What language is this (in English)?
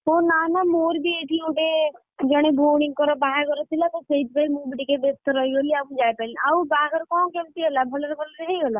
Odia